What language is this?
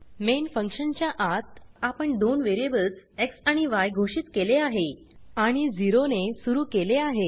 Marathi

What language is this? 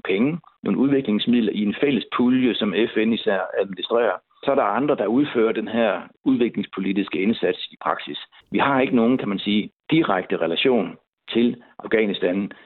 Danish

